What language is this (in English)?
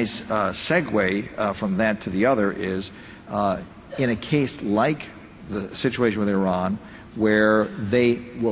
English